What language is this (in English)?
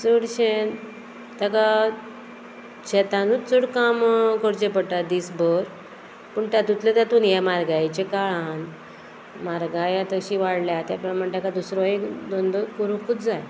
Konkani